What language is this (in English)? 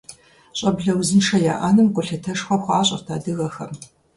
Kabardian